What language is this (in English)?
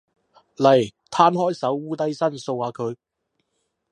Cantonese